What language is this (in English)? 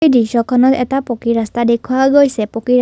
Assamese